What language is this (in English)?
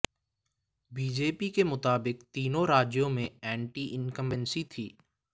Hindi